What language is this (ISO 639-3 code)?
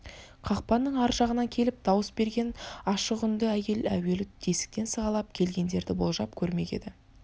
kaz